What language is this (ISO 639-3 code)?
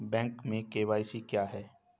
hin